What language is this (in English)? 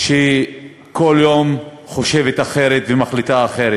Hebrew